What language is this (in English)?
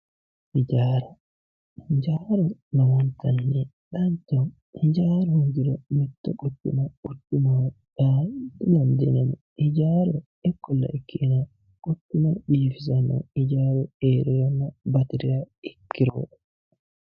Sidamo